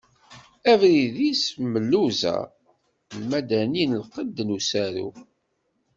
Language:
Kabyle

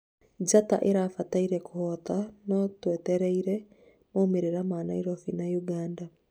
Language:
Kikuyu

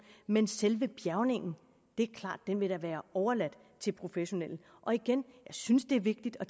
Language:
Danish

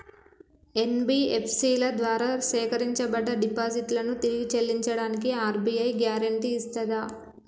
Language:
Telugu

